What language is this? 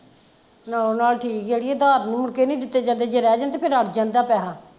Punjabi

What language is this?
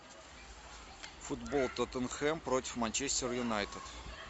Russian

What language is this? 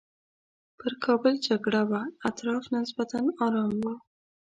Pashto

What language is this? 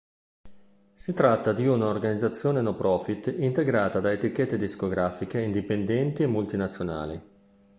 Italian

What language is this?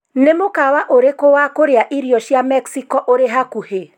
Kikuyu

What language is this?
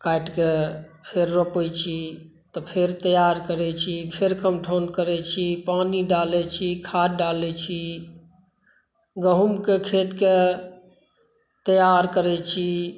Maithili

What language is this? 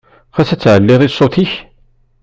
Kabyle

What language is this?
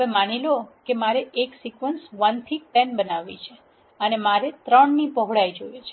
Gujarati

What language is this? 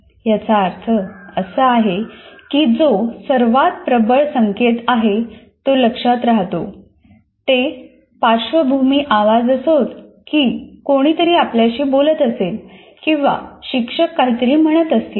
Marathi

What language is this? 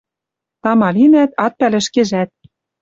Western Mari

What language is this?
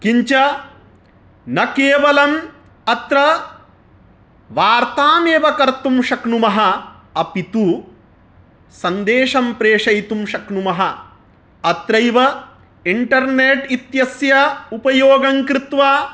Sanskrit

